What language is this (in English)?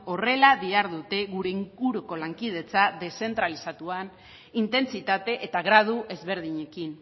Basque